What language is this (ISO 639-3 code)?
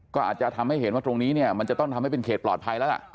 tha